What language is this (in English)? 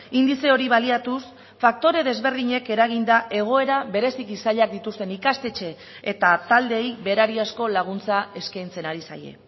Basque